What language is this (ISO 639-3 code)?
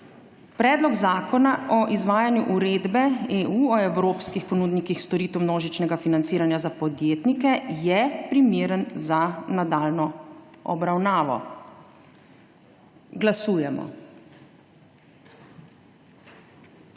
slv